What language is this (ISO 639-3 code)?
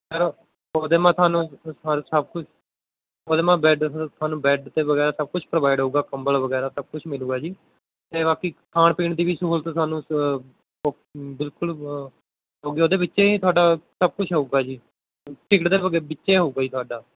pan